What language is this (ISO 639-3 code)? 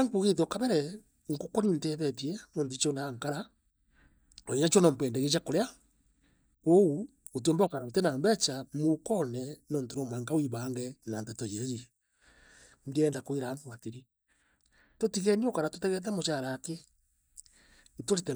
mer